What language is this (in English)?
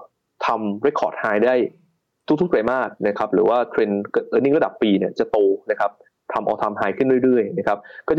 Thai